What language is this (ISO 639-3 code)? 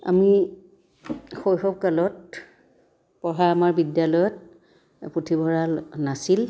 asm